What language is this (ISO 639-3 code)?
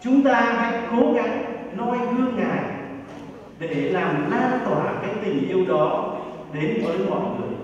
vie